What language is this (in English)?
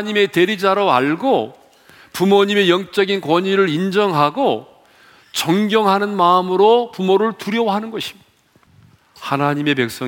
Korean